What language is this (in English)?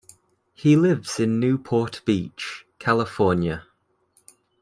English